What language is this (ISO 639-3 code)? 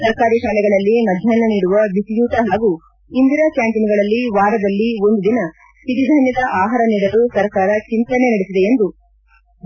kan